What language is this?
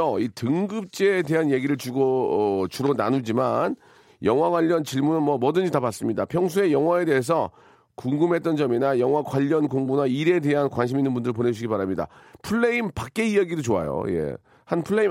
Korean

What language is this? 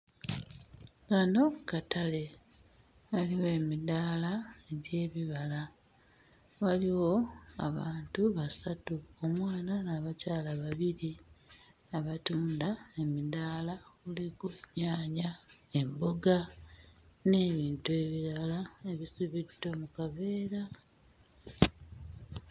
Ganda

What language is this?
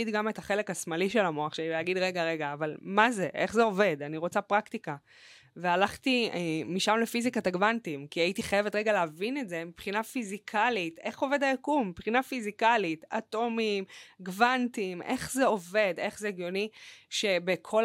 Hebrew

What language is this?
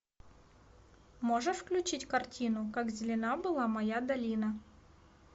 Russian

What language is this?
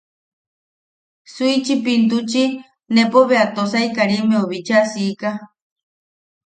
Yaqui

